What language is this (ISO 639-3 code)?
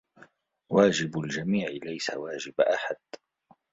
ara